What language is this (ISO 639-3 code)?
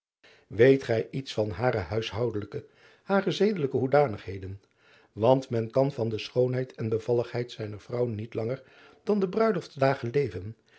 nld